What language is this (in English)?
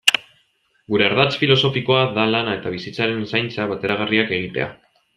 Basque